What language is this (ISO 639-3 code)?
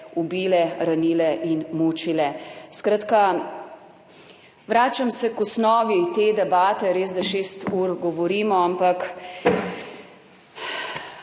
slv